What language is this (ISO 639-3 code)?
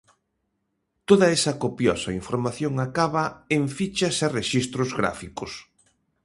glg